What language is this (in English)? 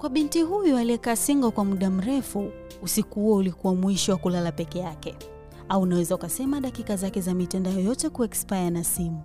Swahili